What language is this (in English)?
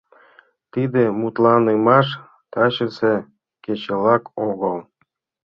Mari